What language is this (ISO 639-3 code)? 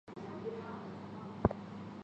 zho